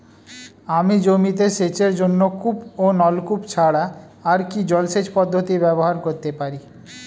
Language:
Bangla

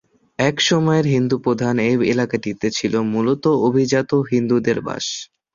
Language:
Bangla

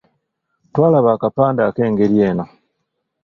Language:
Ganda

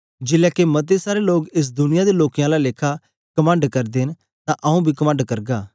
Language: Dogri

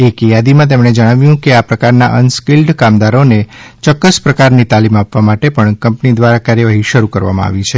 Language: Gujarati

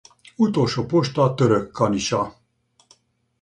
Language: Hungarian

